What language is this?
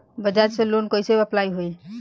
Bhojpuri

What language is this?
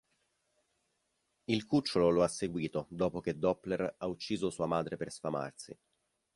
Italian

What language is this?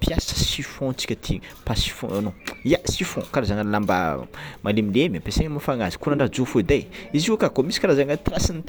Tsimihety Malagasy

